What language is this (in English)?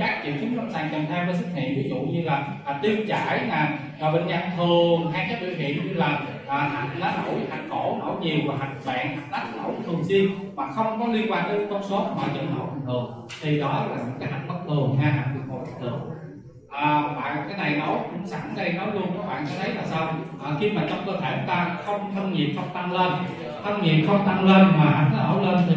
Vietnamese